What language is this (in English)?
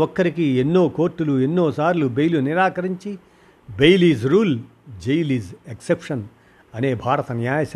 Telugu